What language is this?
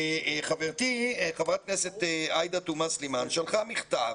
Hebrew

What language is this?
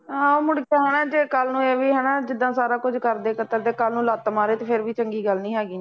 Punjabi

